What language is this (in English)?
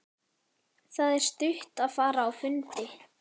Icelandic